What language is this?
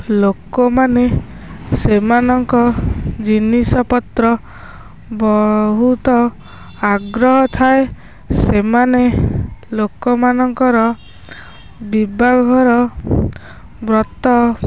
Odia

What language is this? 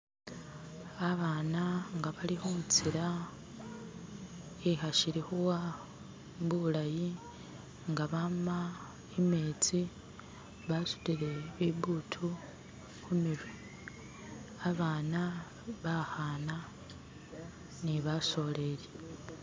Masaaba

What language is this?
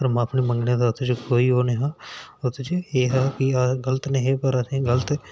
Dogri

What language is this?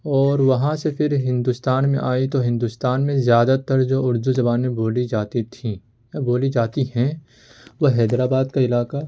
Urdu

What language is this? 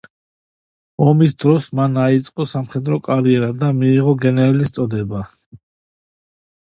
Georgian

